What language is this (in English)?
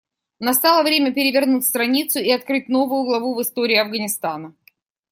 Russian